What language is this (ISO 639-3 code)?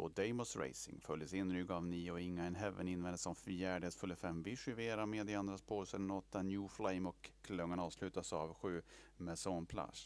swe